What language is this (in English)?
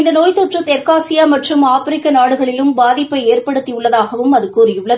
Tamil